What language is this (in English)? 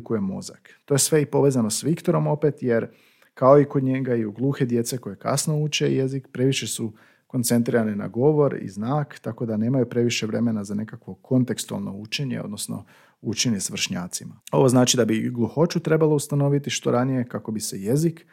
Croatian